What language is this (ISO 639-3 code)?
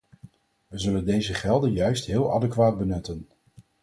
nld